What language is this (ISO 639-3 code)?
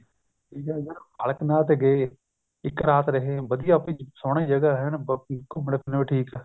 pan